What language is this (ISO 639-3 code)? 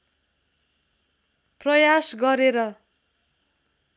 nep